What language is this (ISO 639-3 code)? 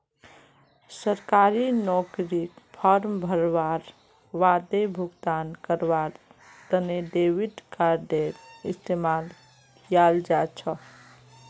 mag